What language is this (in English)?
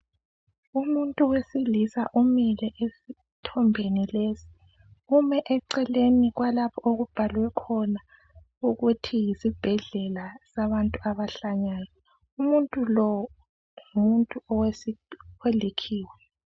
North Ndebele